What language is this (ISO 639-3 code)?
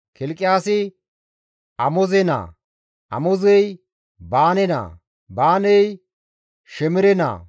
gmv